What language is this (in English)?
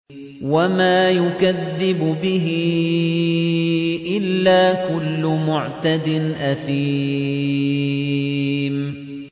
Arabic